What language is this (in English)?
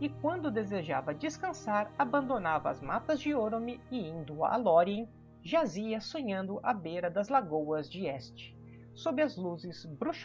Portuguese